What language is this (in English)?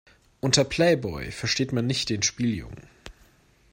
German